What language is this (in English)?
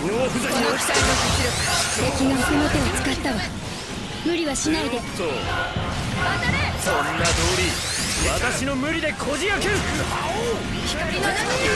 Japanese